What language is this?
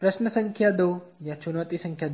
Hindi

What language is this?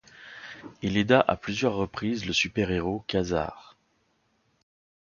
French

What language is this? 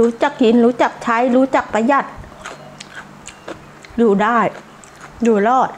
Thai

